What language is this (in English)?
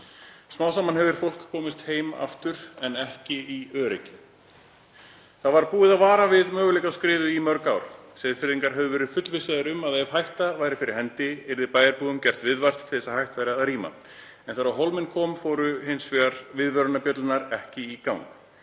Icelandic